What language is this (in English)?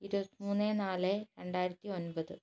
Malayalam